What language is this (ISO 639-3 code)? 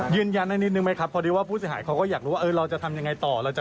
tha